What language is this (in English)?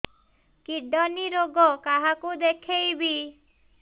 Odia